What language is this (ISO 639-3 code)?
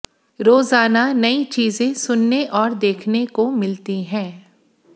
hin